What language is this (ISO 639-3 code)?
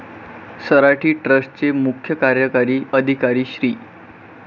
mar